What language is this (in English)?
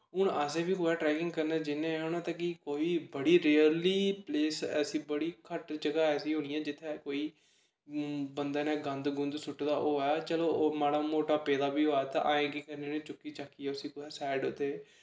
Dogri